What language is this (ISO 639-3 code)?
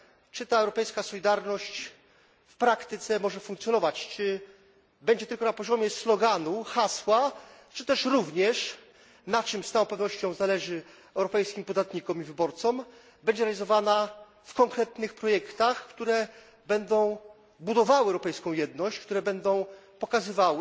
pol